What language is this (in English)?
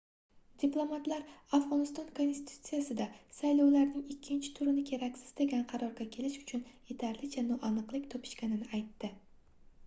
Uzbek